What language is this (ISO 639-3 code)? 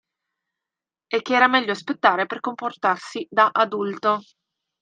ita